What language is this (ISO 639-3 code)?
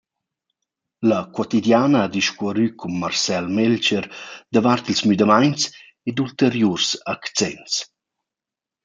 roh